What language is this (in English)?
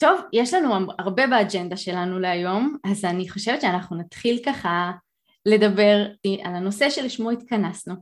Hebrew